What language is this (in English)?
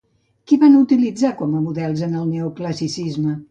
Catalan